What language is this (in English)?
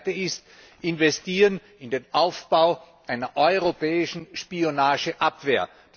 German